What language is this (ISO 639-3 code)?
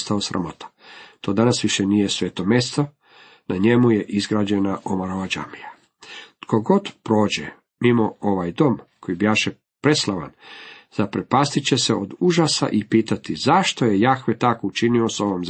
hrv